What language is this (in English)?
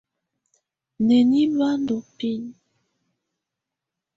Tunen